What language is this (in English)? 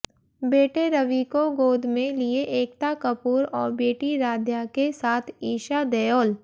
Hindi